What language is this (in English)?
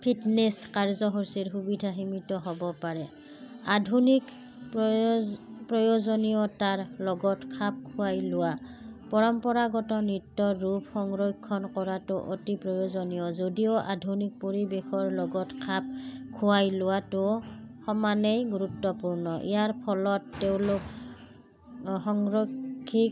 Assamese